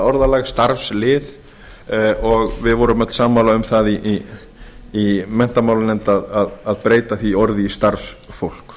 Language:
Icelandic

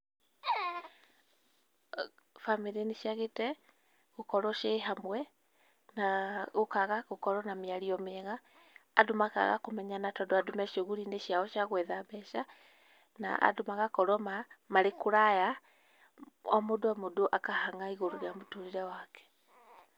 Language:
Kikuyu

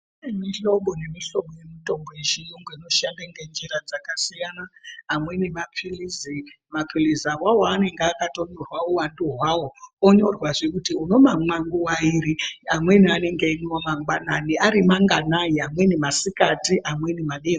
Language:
Ndau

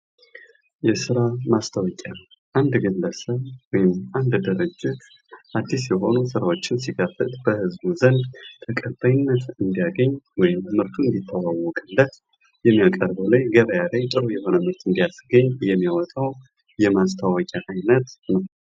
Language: Amharic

